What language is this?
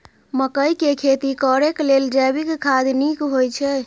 Maithili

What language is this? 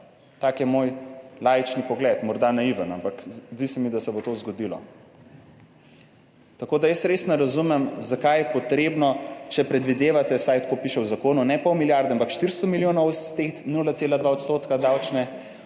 Slovenian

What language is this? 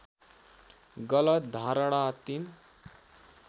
Nepali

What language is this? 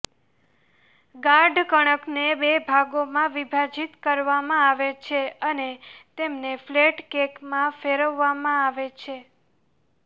Gujarati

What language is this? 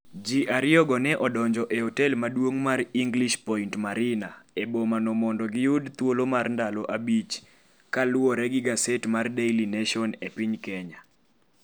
Luo (Kenya and Tanzania)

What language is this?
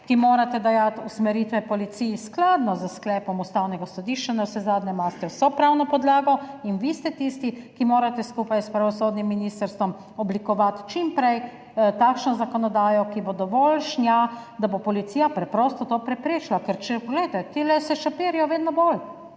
Slovenian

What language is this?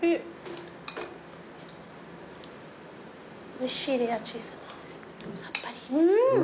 Japanese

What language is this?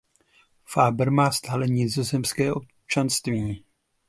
Czech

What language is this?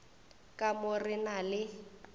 Northern Sotho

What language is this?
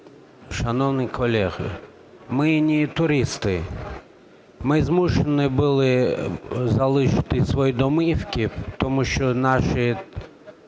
Ukrainian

